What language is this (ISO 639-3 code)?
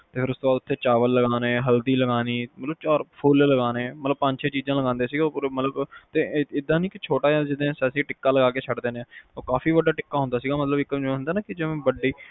pan